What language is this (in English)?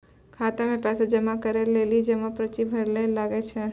Maithili